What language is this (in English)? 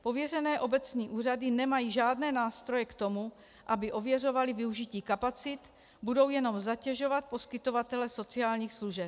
Czech